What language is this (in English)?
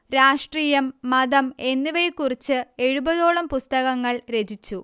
Malayalam